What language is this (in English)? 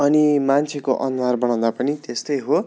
Nepali